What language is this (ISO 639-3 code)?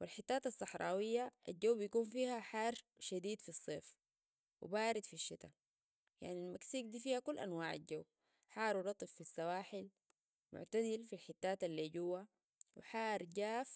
apd